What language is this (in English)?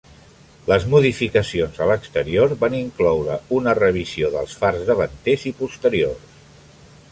Catalan